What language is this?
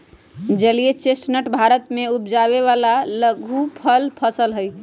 Magahi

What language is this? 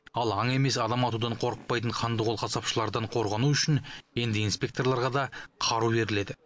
Kazakh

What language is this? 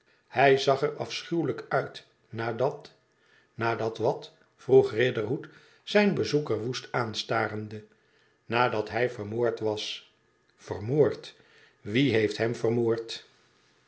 Dutch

